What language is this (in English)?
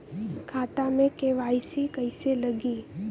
Bhojpuri